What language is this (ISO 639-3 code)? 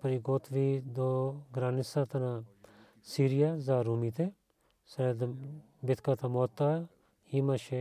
bul